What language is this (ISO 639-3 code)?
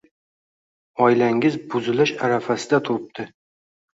uzb